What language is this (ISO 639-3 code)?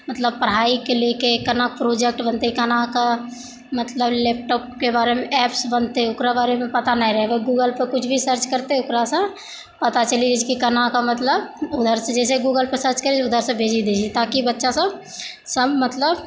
mai